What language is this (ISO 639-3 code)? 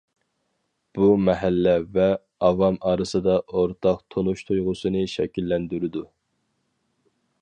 uig